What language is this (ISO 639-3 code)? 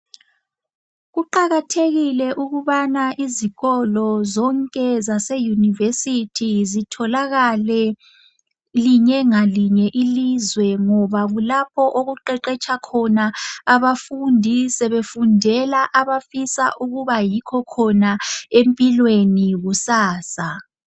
nde